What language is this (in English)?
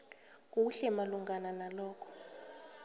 South Ndebele